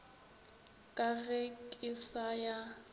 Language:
Northern Sotho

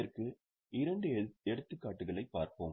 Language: Tamil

